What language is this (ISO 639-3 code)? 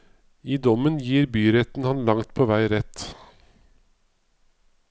nor